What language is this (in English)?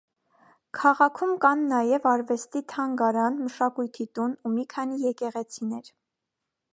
Armenian